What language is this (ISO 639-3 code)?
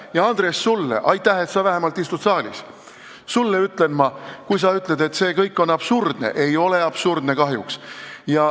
est